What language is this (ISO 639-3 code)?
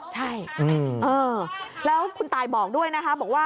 tha